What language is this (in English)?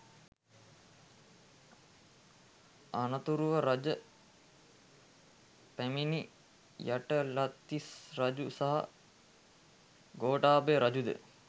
Sinhala